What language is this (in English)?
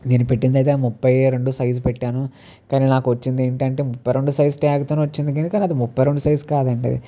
Telugu